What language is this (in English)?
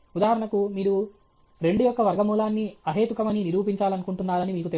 Telugu